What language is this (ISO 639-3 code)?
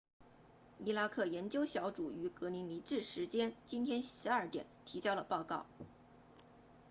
zho